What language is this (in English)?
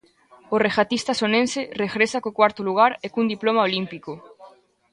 Galician